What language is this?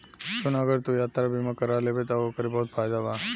Bhojpuri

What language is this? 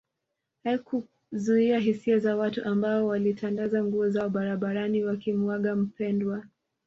Swahili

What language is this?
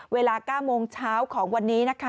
Thai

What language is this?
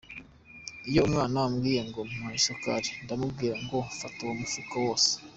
Kinyarwanda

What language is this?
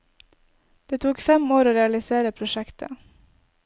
Norwegian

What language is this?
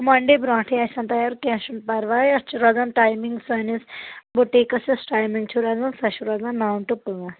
Kashmiri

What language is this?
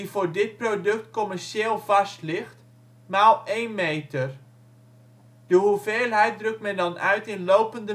Dutch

